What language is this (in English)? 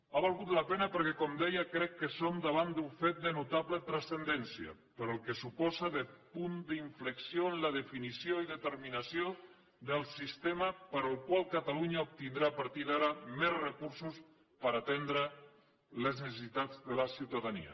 Catalan